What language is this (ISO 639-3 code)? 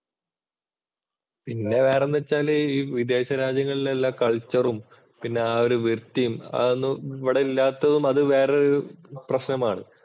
mal